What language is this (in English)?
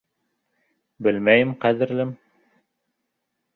Bashkir